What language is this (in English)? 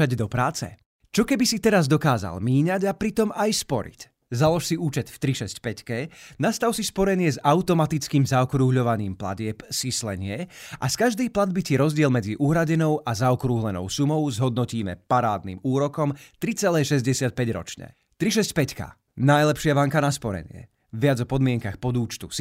Slovak